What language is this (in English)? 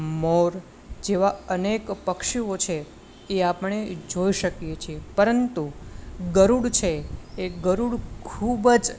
Gujarati